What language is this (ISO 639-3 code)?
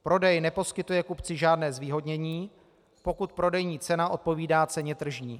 ces